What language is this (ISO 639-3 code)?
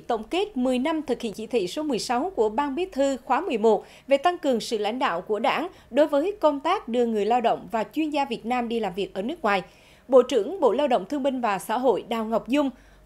vie